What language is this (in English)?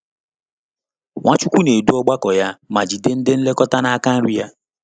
Igbo